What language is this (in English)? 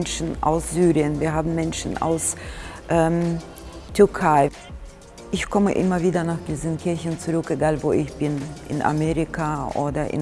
German